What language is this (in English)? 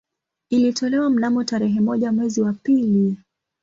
Swahili